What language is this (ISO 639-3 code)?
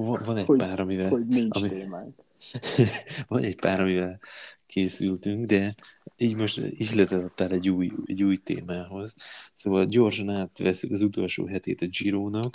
hun